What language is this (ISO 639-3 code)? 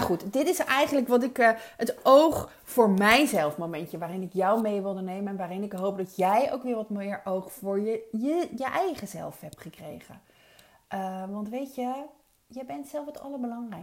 nld